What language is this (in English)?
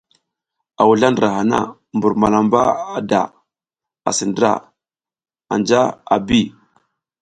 South Giziga